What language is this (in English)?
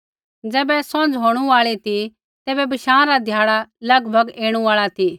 Kullu Pahari